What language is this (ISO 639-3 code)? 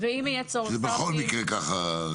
heb